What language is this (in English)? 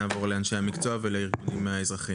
Hebrew